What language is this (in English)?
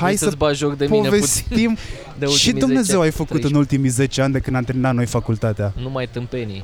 Romanian